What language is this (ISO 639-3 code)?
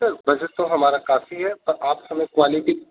urd